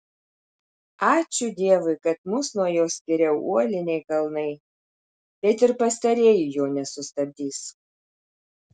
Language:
Lithuanian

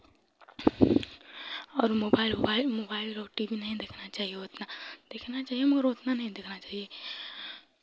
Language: Hindi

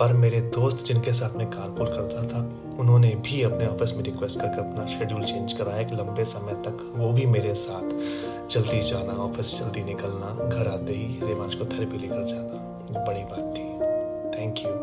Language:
Hindi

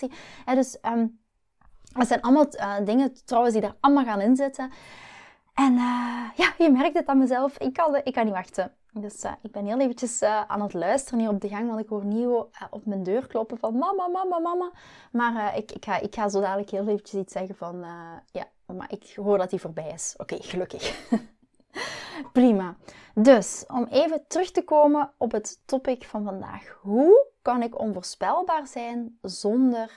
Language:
Dutch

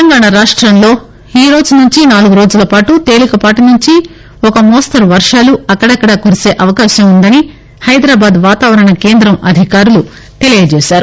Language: Telugu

